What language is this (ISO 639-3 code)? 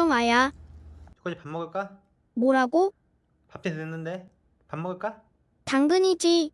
kor